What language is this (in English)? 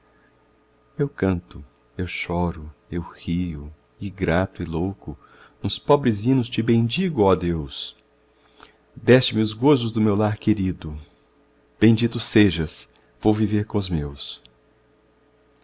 Portuguese